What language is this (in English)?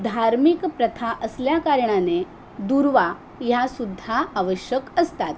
Marathi